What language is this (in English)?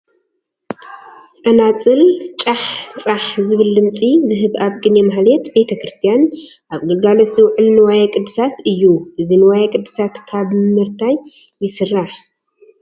Tigrinya